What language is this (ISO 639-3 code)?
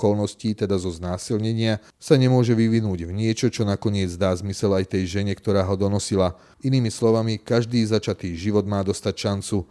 slk